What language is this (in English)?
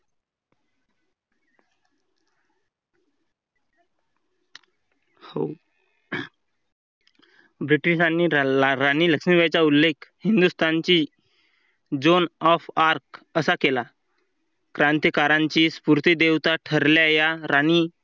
Marathi